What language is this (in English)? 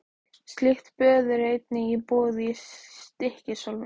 Icelandic